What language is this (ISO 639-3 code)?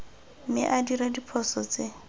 tsn